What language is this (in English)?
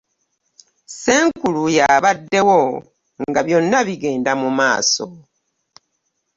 Ganda